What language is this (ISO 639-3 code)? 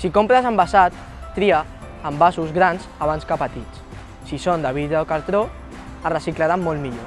cat